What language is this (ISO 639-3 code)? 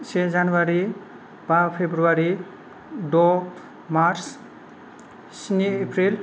brx